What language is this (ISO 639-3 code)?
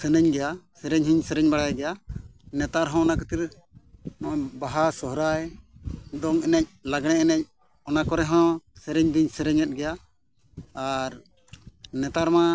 sat